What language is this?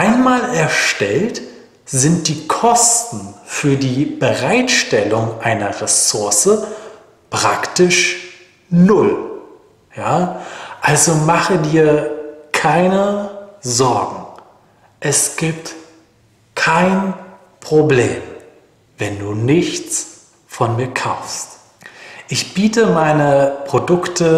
German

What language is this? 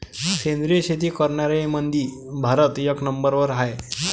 Marathi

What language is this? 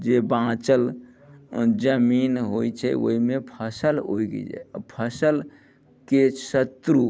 Maithili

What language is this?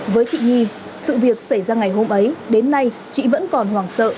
Vietnamese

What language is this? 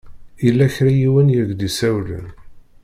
Kabyle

